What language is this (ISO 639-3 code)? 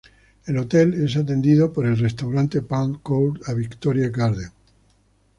spa